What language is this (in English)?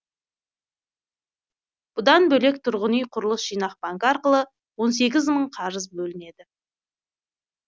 Kazakh